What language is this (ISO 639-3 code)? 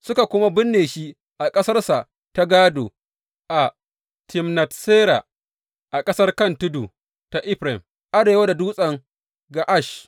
hau